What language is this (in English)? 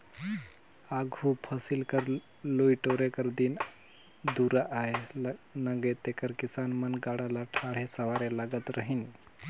Chhattisgarhi